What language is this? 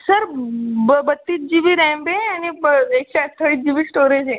Marathi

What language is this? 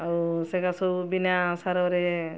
Odia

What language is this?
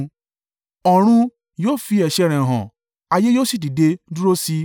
Yoruba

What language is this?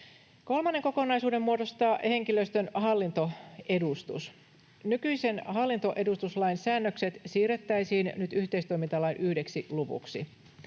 Finnish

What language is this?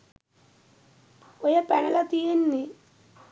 Sinhala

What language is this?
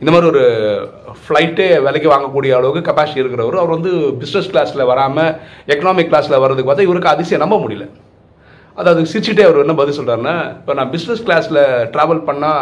Tamil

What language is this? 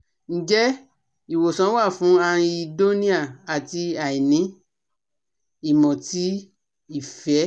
Yoruba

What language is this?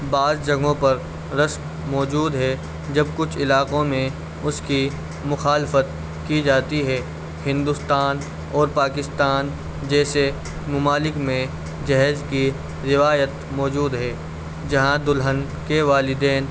Urdu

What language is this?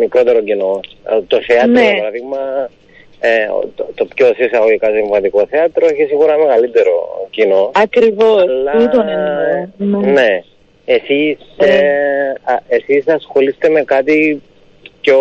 Greek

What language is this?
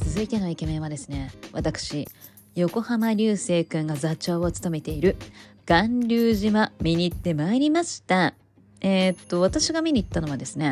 Japanese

